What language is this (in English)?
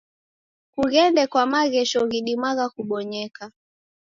Taita